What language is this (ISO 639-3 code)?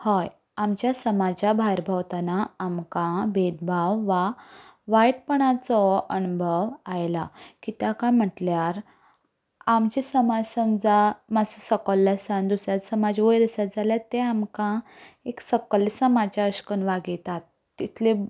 kok